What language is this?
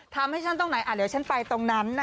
Thai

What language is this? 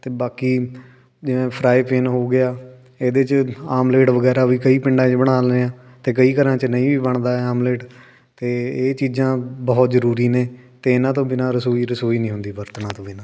Punjabi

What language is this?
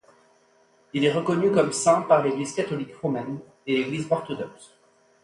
French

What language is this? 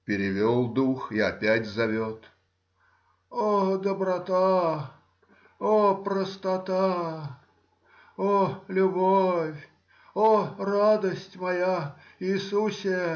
Russian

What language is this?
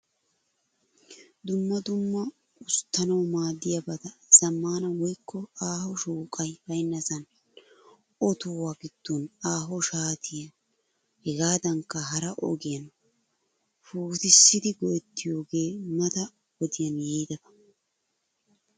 Wolaytta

